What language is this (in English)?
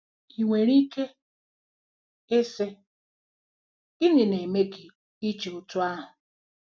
Igbo